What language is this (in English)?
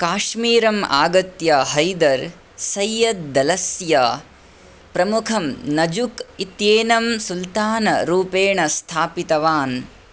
Sanskrit